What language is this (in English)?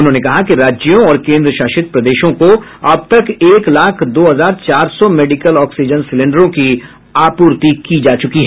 Hindi